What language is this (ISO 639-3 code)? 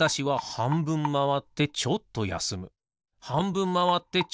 jpn